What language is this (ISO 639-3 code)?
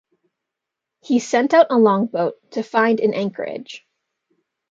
eng